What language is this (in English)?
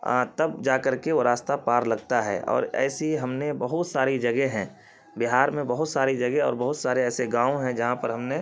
Urdu